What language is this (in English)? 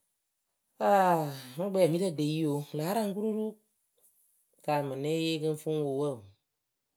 Akebu